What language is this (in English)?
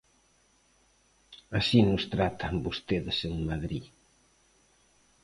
Galician